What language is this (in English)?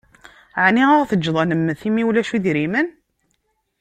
Kabyle